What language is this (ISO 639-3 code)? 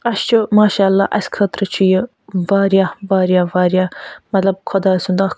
kas